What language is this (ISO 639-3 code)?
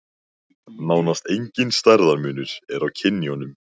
isl